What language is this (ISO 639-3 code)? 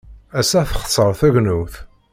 kab